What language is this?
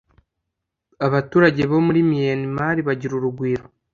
Kinyarwanda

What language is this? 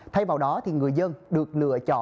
Vietnamese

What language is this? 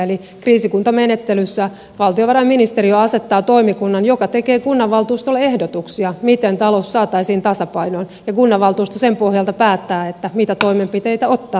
Finnish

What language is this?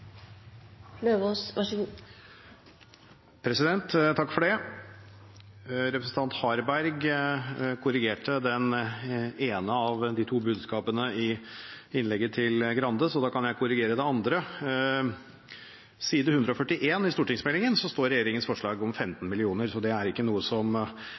Norwegian Bokmål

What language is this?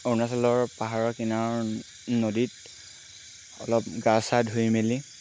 Assamese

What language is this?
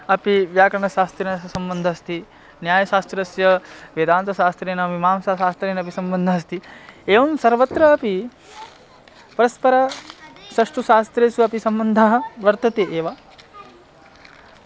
Sanskrit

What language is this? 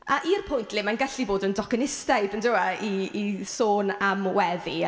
Welsh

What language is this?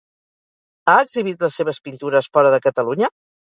Catalan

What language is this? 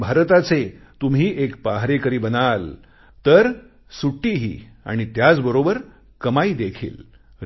Marathi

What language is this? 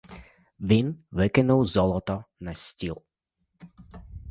Ukrainian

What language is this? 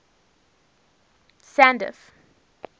English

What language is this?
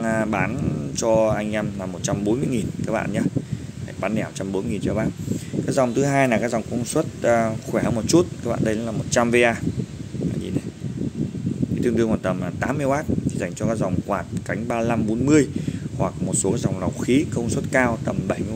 Vietnamese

